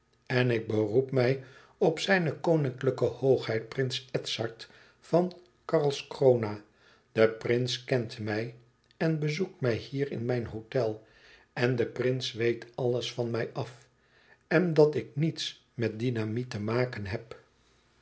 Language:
Dutch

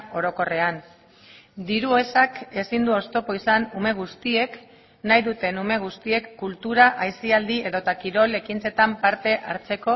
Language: Basque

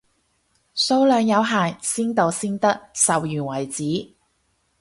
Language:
Cantonese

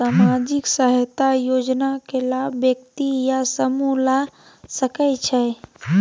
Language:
Maithili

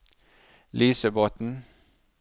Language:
Norwegian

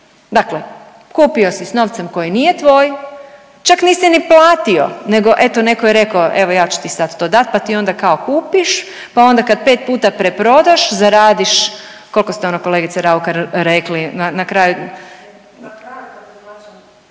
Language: Croatian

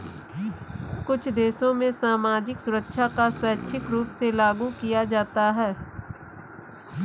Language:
Hindi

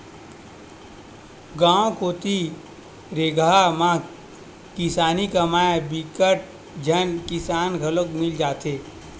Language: Chhattisgarhi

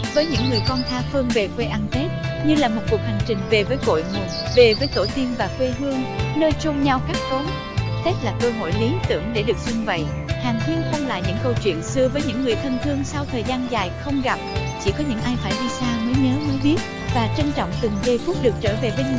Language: Vietnamese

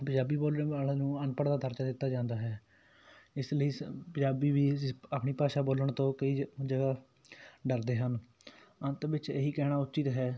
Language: Punjabi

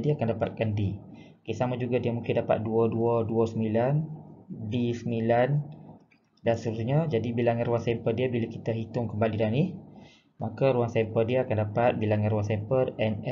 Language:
Malay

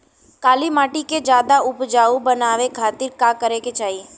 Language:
Bhojpuri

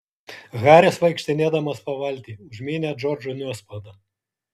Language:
Lithuanian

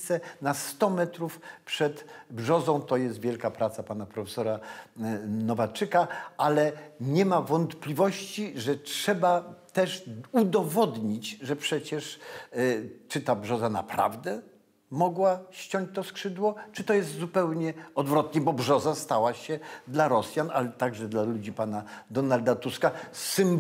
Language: Polish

